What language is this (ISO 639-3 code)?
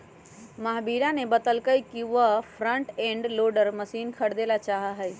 mag